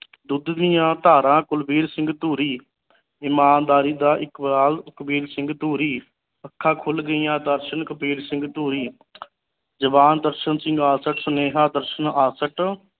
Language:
Punjabi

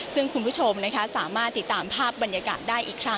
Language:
Thai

